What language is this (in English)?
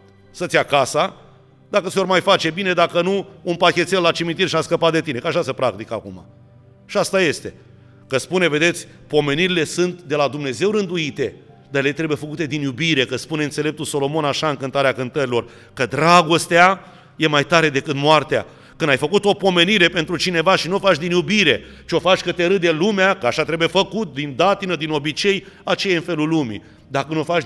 Romanian